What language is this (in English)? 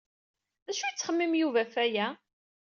Kabyle